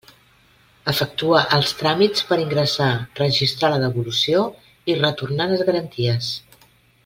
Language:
Catalan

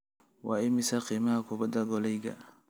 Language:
Somali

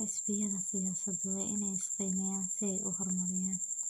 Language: Somali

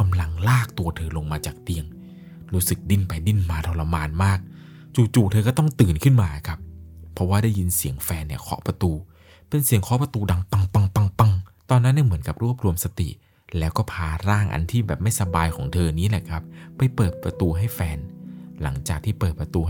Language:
Thai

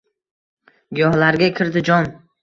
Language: Uzbek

